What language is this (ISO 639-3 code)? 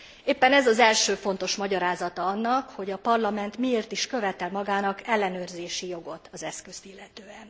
hun